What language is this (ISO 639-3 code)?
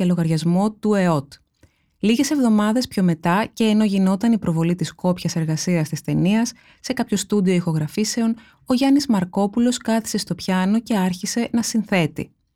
ell